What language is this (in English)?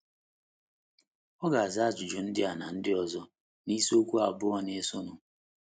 Igbo